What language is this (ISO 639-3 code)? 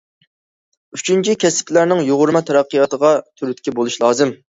uig